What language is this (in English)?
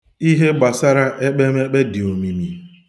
Igbo